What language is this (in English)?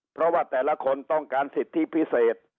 Thai